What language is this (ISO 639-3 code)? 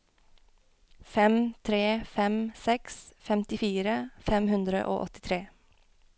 nor